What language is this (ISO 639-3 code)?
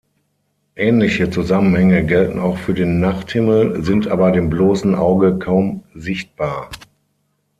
deu